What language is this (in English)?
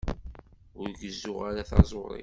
Kabyle